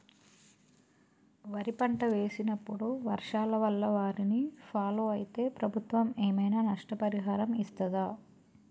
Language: Telugu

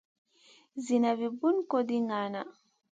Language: Masana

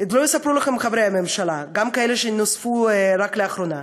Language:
Hebrew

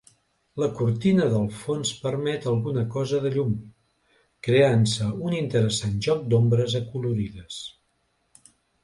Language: Catalan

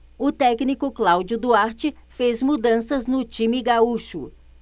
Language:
Portuguese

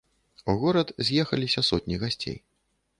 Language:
Belarusian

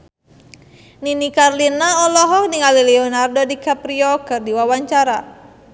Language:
Sundanese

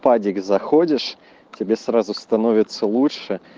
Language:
Russian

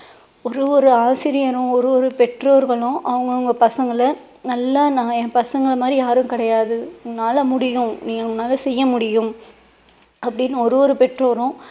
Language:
Tamil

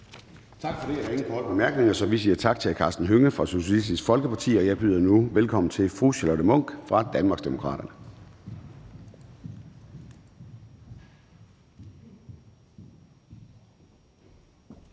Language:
Danish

